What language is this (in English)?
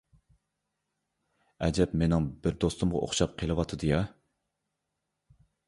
Uyghur